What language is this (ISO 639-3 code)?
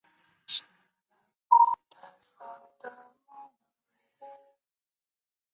zho